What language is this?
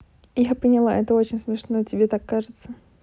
Russian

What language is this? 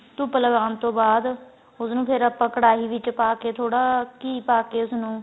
Punjabi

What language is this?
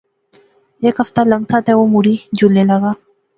Pahari-Potwari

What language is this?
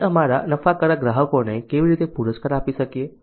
Gujarati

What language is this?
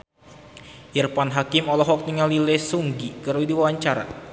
Sundanese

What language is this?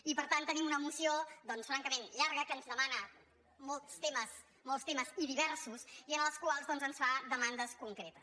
Catalan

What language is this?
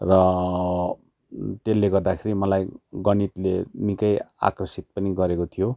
Nepali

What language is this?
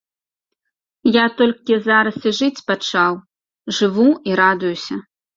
Belarusian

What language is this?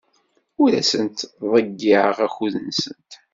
Kabyle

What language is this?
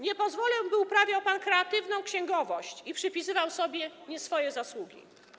Polish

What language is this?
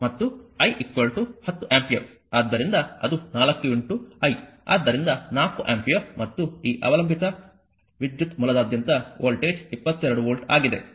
Kannada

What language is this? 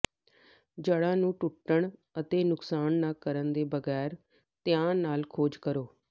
Punjabi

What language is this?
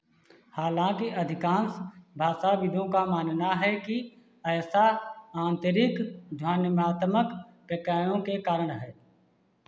Hindi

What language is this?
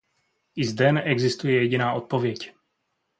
Czech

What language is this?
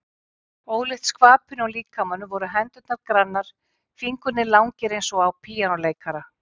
Icelandic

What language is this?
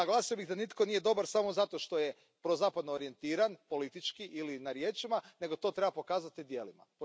Croatian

